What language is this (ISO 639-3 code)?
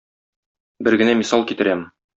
tat